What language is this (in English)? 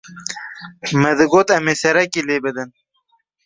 Kurdish